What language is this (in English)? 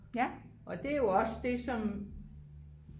Danish